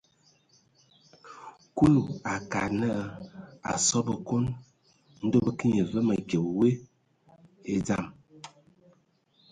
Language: Ewondo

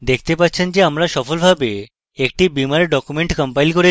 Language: Bangla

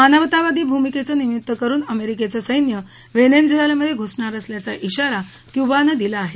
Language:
Marathi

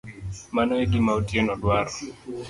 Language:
Luo (Kenya and Tanzania)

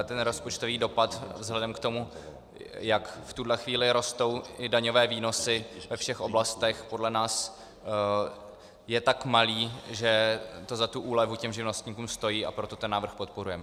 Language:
Czech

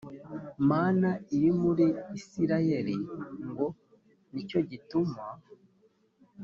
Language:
Kinyarwanda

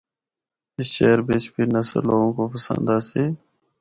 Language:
Northern Hindko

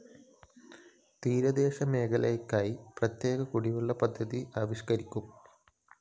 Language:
Malayalam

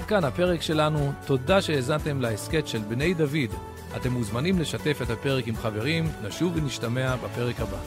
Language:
Hebrew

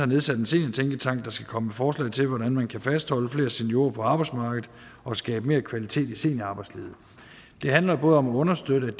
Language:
Danish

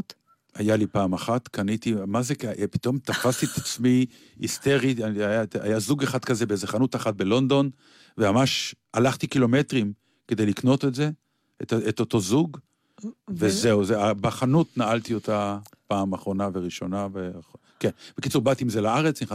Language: Hebrew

